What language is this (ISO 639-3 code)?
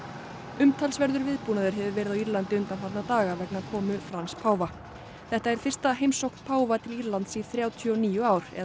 isl